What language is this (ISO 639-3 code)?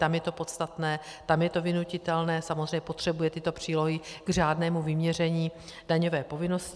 ces